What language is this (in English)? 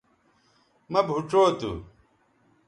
Bateri